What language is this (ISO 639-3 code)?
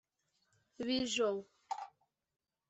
kin